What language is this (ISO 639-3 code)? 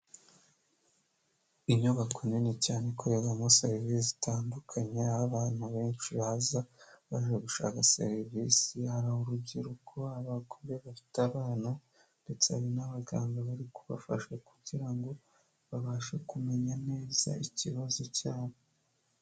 kin